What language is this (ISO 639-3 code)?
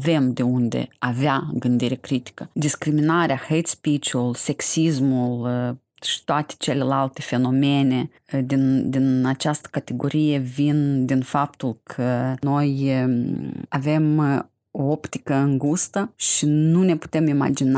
ron